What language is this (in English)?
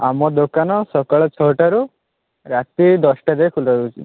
Odia